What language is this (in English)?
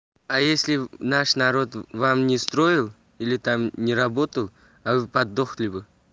Russian